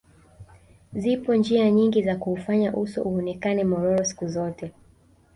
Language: Swahili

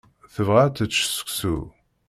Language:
Kabyle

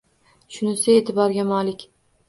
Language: Uzbek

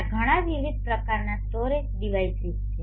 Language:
Gujarati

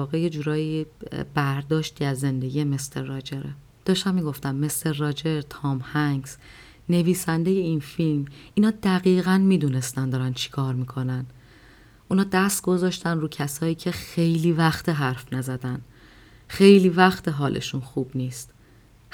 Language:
Persian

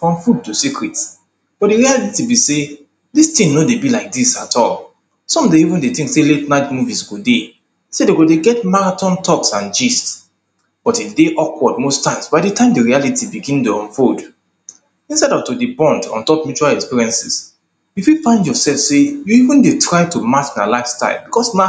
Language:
Nigerian Pidgin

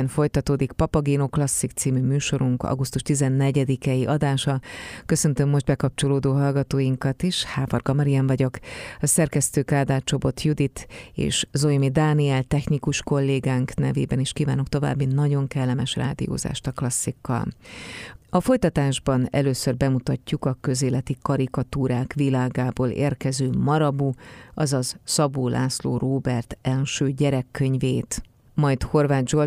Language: Hungarian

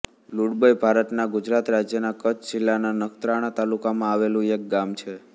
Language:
Gujarati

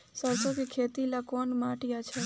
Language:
Bhojpuri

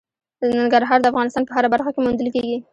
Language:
Pashto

